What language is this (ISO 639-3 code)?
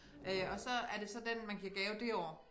dan